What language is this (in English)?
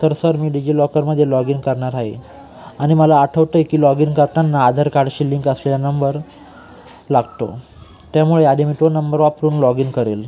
Marathi